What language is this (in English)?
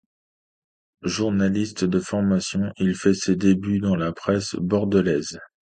French